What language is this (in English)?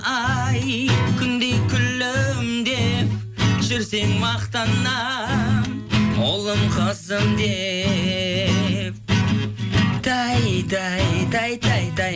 Kazakh